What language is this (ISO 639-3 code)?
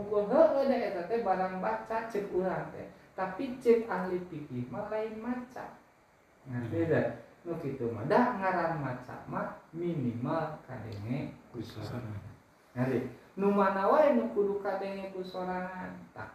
ind